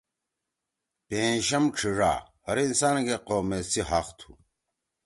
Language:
Torwali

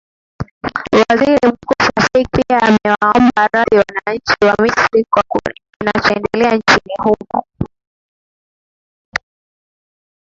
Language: Swahili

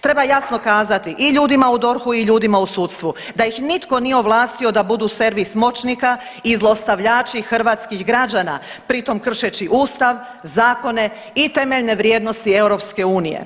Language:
Croatian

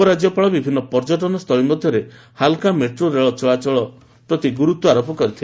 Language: Odia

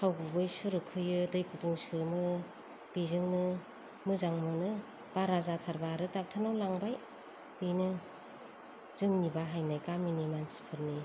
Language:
Bodo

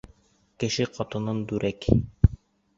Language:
Bashkir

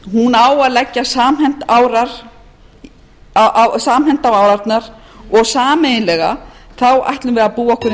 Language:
Icelandic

